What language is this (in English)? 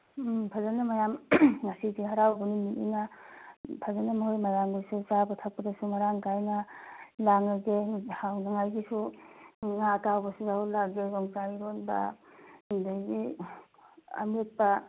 Manipuri